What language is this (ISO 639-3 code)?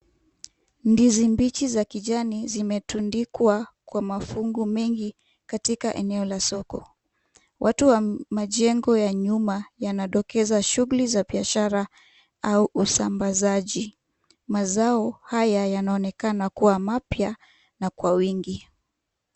swa